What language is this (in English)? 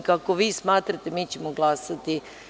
Serbian